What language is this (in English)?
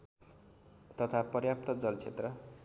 Nepali